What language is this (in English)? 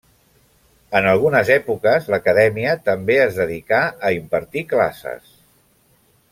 Catalan